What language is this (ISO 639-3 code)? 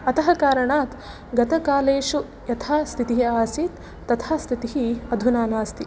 san